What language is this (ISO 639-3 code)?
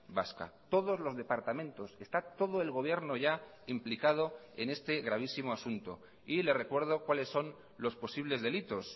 spa